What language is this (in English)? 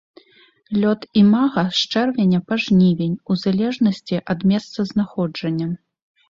Belarusian